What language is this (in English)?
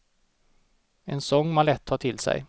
Swedish